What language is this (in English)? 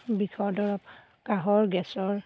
Assamese